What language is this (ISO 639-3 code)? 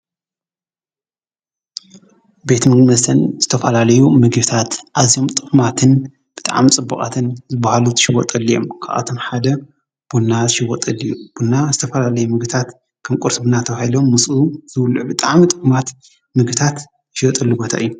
tir